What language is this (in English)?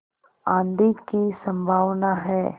Hindi